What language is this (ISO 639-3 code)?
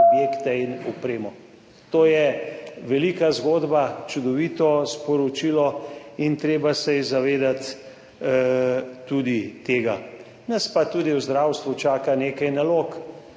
slv